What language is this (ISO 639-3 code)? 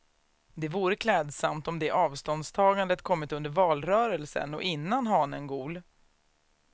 swe